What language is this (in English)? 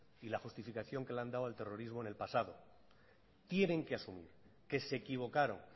Spanish